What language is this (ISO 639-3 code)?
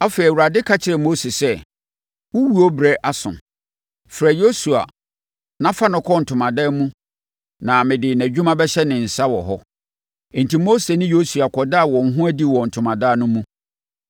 aka